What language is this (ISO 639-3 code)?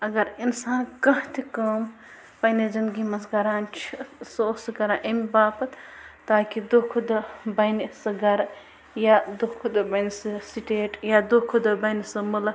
kas